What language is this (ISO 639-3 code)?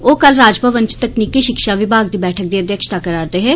doi